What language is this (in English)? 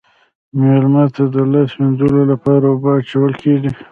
Pashto